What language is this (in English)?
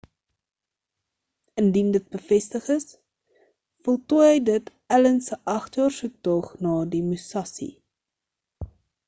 Afrikaans